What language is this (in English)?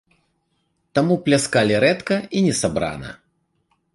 Belarusian